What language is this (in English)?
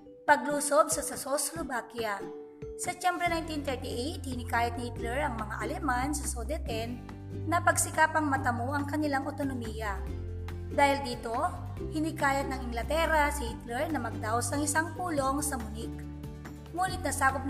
Filipino